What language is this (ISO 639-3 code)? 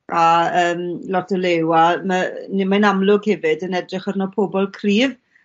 cym